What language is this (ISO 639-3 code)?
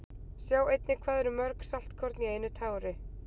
isl